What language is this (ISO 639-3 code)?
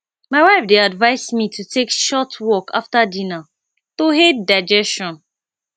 pcm